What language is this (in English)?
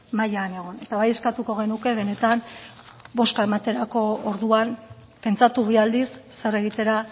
Basque